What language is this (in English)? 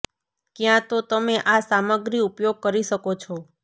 Gujarati